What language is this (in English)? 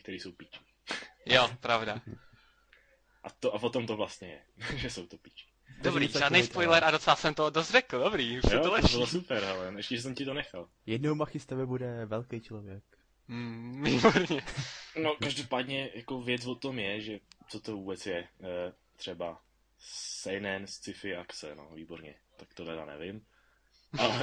Czech